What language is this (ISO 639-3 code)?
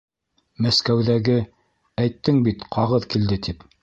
bak